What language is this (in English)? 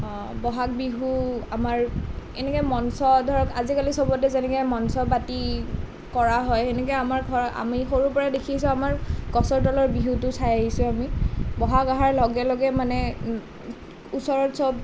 Assamese